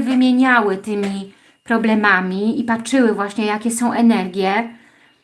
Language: Polish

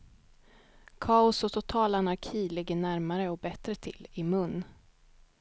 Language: Swedish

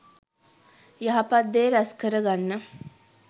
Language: Sinhala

